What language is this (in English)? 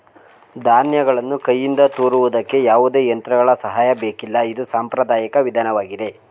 Kannada